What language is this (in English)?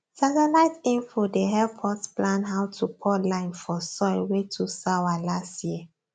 Nigerian Pidgin